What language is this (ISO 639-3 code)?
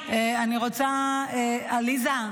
heb